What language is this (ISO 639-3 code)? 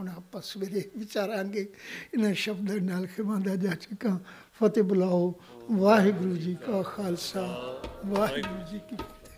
pan